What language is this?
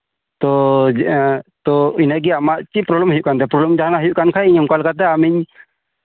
Santali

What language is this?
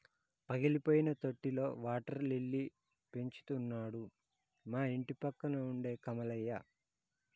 Telugu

